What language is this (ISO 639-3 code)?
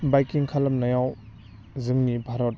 brx